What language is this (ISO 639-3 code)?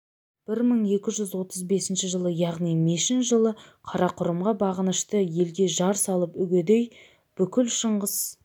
kaz